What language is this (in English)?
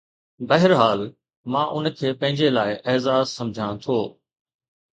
Sindhi